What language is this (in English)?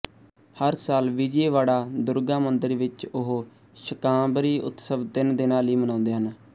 Punjabi